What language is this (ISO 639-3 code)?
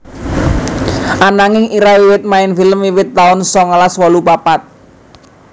jav